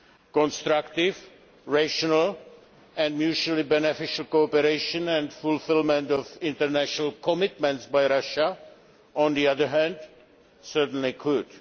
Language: English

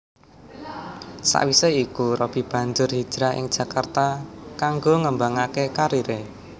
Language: Javanese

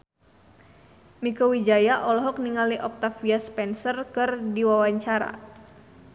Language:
Sundanese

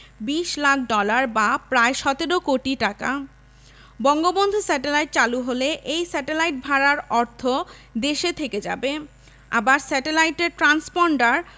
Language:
Bangla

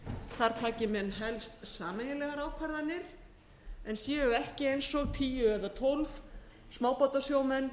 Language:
Icelandic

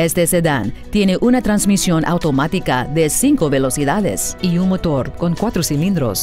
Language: Spanish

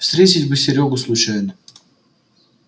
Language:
Russian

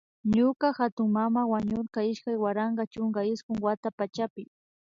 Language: Imbabura Highland Quichua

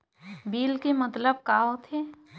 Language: Chhattisgarhi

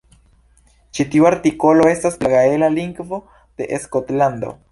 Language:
Esperanto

